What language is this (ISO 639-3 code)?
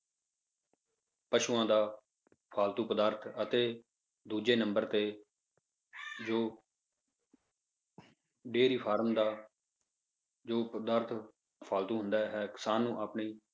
pan